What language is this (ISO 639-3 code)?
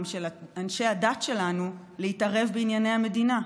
heb